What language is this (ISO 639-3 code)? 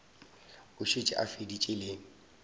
nso